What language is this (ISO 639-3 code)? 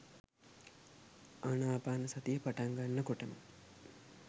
sin